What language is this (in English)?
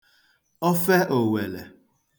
Igbo